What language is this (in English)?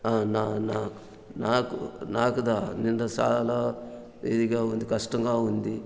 Telugu